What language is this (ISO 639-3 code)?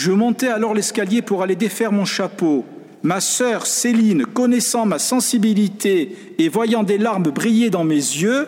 fra